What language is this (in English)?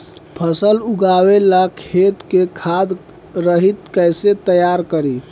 Bhojpuri